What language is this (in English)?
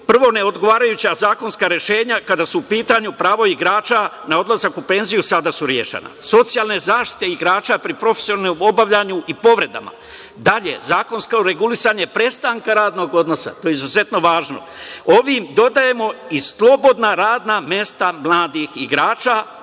Serbian